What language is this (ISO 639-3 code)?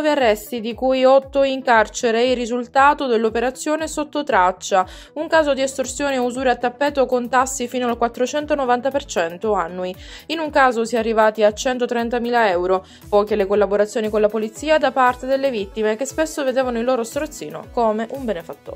ita